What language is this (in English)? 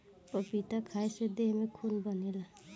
Bhojpuri